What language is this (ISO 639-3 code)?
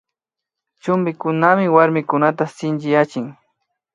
qvi